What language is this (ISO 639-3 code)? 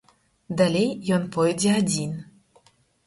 bel